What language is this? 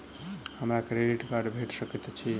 Maithili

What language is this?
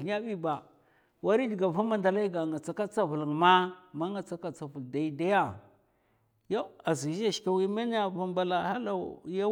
Mafa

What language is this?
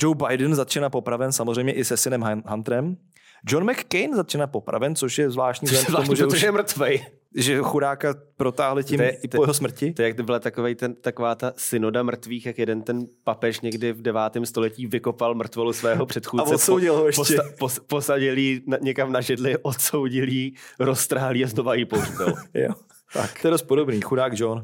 Czech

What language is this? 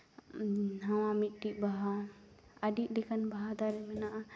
Santali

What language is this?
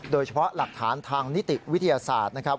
Thai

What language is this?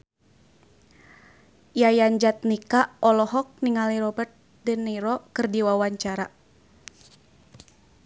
Sundanese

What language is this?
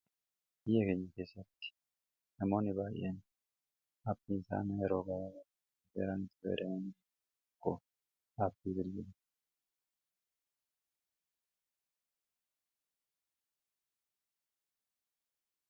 Oromo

